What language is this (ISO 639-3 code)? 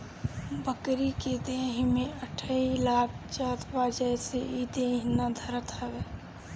bho